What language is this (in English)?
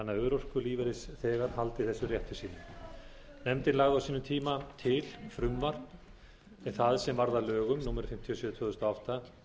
Icelandic